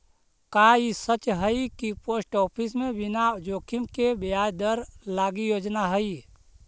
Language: Magahi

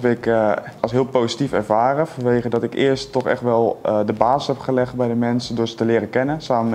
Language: Dutch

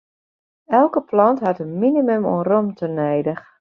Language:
Western Frisian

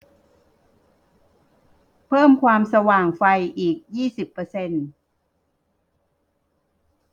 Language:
Thai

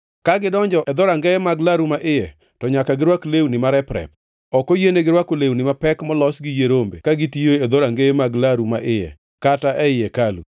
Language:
Luo (Kenya and Tanzania)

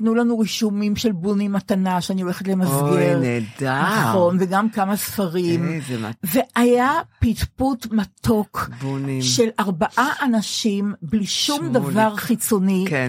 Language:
Hebrew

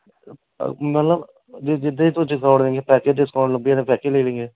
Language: Dogri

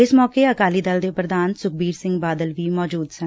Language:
Punjabi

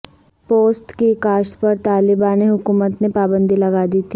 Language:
Urdu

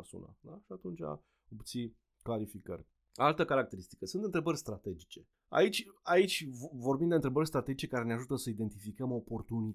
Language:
Romanian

